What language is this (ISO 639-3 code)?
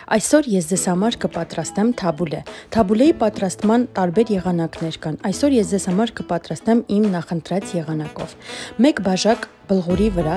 deu